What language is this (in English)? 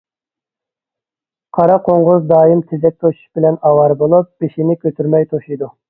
Uyghur